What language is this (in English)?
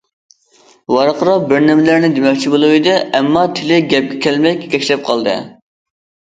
Uyghur